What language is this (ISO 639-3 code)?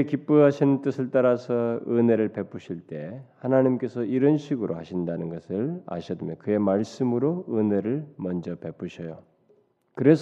kor